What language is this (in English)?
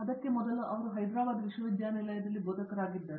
Kannada